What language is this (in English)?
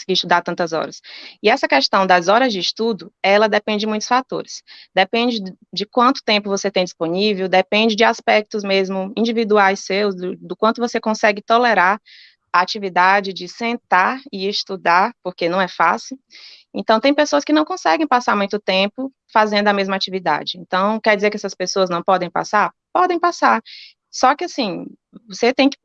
Portuguese